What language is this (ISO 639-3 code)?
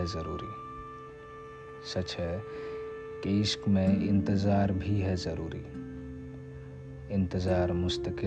hin